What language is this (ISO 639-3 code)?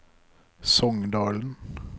nor